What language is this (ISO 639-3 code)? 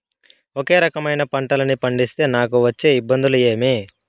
tel